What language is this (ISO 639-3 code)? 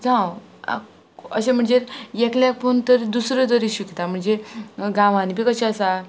kok